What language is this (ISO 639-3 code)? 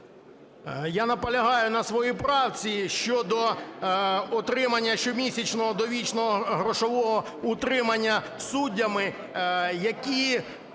ukr